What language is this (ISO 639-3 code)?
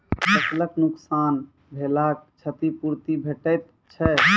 mai